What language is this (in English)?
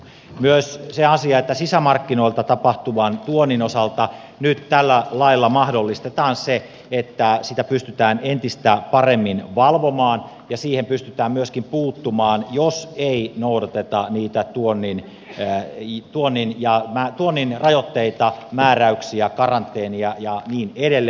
Finnish